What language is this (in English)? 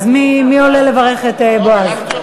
Hebrew